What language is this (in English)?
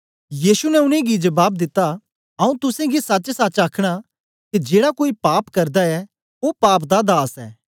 Dogri